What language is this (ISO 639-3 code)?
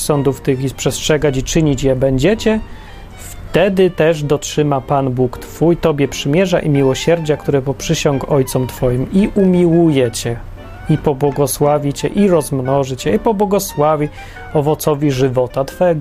pol